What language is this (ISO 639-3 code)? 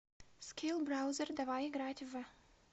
rus